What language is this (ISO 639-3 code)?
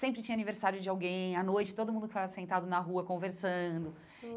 por